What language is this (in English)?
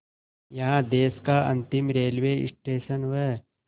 Hindi